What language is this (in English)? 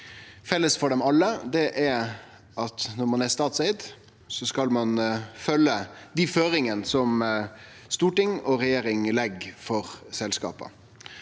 Norwegian